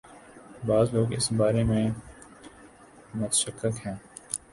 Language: Urdu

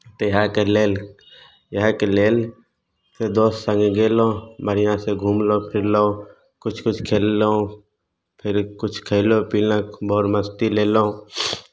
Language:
Maithili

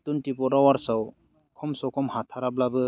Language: Bodo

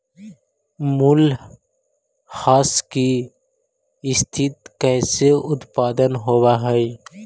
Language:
Magahi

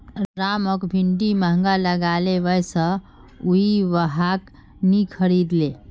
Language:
Magahi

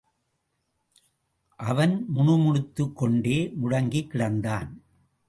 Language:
Tamil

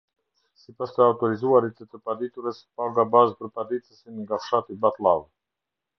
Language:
Albanian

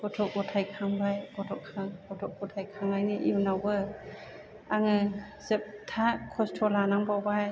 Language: Bodo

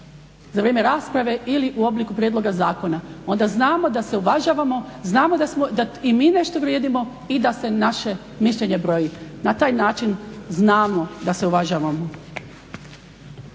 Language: Croatian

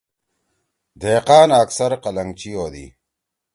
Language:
Torwali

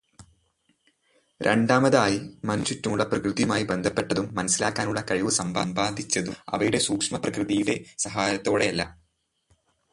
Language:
Malayalam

